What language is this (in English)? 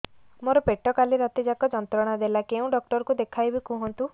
Odia